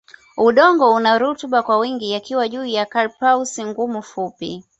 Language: Swahili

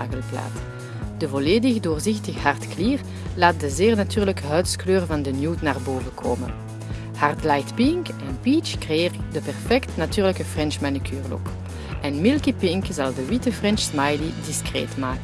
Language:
Dutch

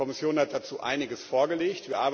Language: German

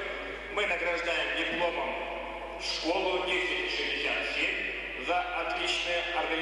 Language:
Russian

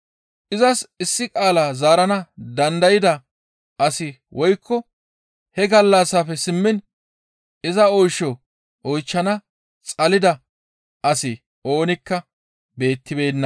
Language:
Gamo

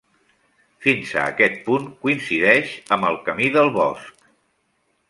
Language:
Catalan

